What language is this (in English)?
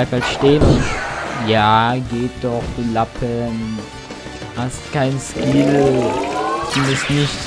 German